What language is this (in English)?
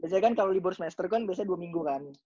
Indonesian